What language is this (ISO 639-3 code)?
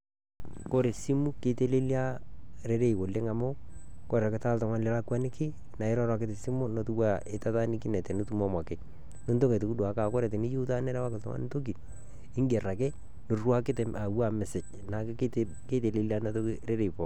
mas